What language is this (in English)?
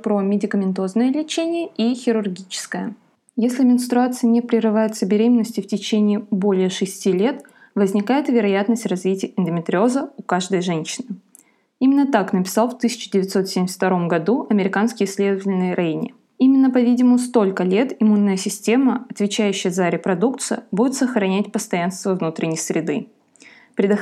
Russian